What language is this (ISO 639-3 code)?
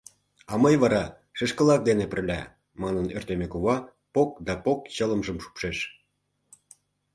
chm